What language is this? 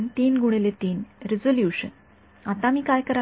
Marathi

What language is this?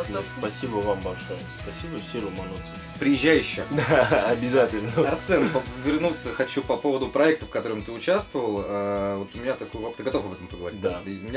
Russian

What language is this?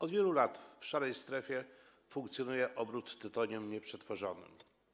Polish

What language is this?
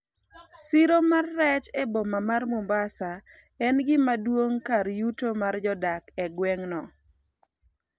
Luo (Kenya and Tanzania)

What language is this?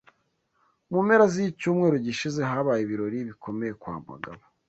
Kinyarwanda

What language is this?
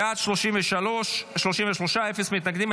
Hebrew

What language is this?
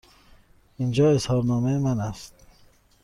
Persian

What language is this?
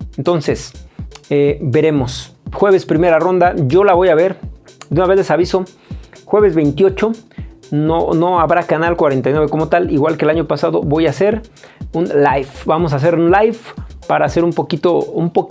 Spanish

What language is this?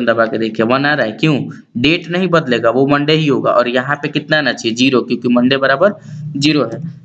Hindi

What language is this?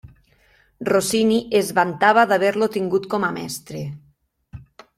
Catalan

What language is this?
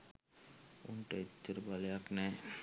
Sinhala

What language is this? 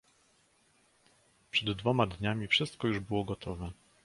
Polish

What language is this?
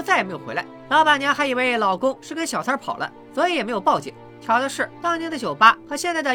Chinese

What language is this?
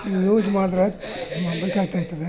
Kannada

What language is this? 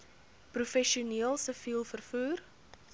Afrikaans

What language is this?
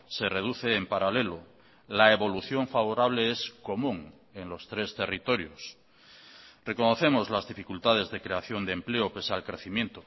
Spanish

